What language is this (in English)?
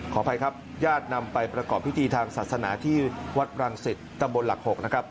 Thai